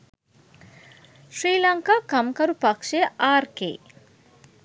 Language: Sinhala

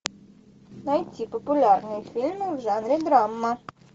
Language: Russian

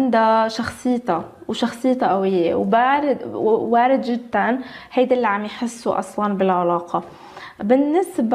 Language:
Arabic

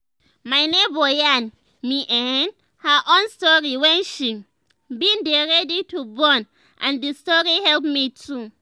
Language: Nigerian Pidgin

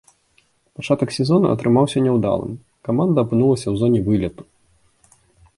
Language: Belarusian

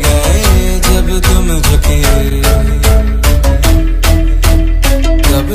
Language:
Romanian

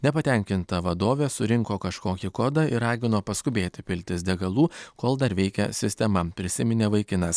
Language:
Lithuanian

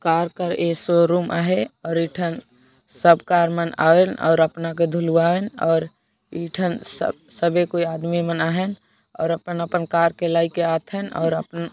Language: Sadri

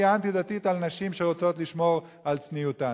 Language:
Hebrew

